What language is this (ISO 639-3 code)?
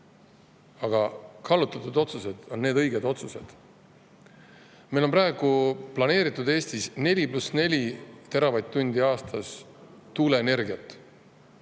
est